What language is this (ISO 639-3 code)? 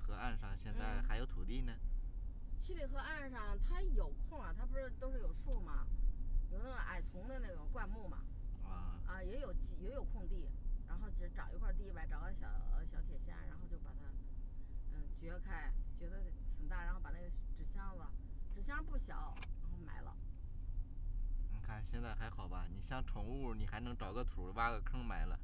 zho